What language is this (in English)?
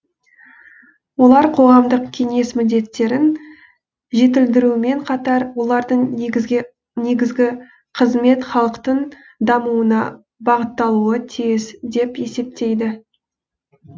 Kazakh